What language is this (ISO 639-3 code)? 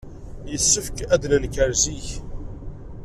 kab